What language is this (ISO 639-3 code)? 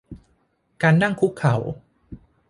tha